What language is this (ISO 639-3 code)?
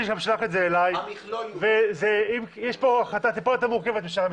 heb